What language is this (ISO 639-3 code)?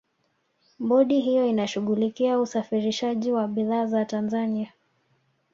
swa